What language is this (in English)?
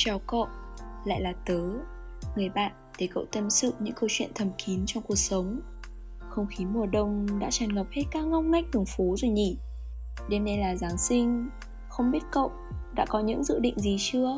Vietnamese